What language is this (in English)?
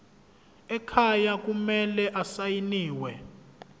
Zulu